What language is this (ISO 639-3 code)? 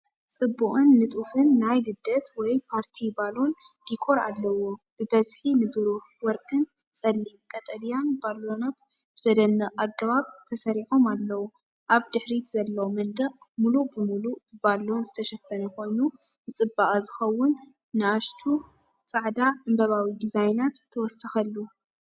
tir